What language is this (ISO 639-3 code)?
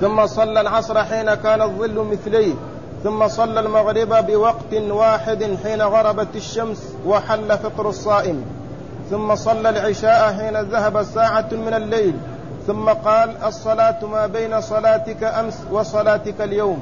ara